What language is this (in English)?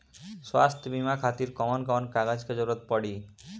Bhojpuri